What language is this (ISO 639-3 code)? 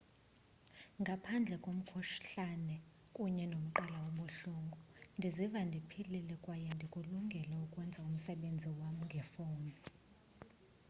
xho